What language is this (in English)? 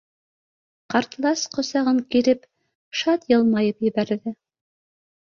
Bashkir